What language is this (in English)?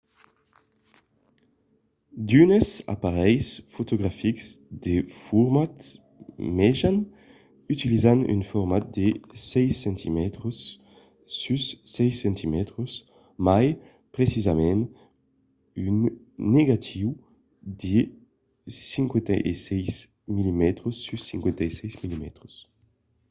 Occitan